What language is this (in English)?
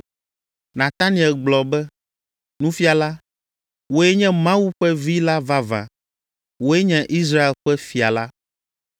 Ewe